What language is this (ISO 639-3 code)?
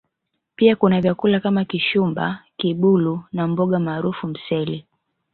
swa